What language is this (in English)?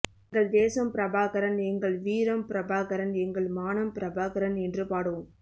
Tamil